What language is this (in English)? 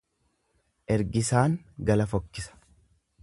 Oromo